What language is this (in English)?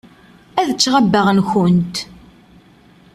Kabyle